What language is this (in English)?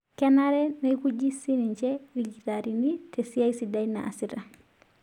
Masai